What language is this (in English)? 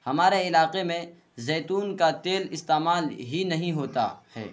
Urdu